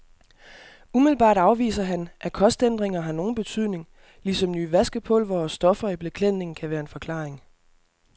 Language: Danish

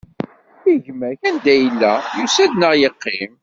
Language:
Kabyle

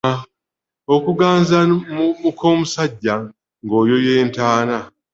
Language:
Ganda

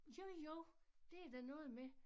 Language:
Danish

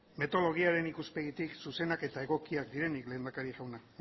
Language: Basque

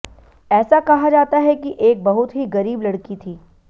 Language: Hindi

